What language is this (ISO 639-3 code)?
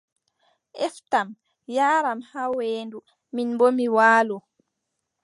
fub